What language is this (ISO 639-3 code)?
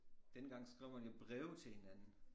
dan